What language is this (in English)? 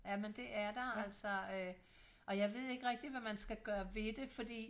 Danish